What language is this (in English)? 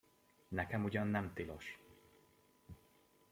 Hungarian